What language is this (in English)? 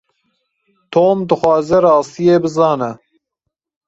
Kurdish